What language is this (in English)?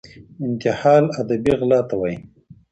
Pashto